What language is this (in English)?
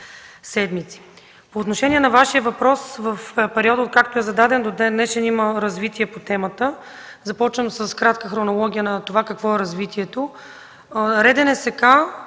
Bulgarian